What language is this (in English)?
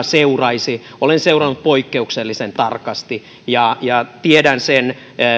Finnish